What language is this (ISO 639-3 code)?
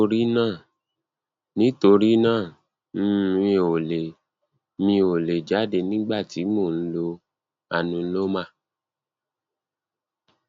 yor